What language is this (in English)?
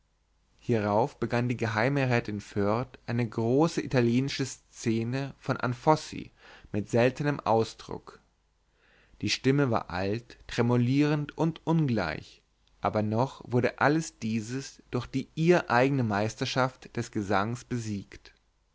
German